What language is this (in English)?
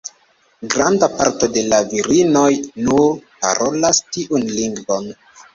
Esperanto